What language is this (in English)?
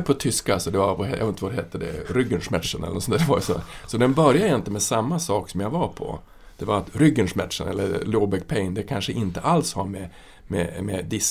Swedish